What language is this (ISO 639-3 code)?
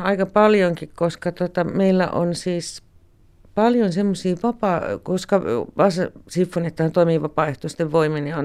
fin